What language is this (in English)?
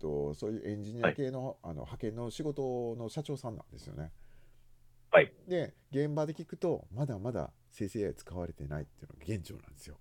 Japanese